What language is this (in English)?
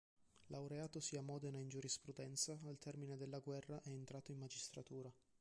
Italian